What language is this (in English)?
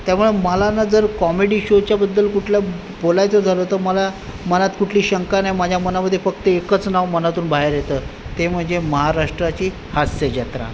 Marathi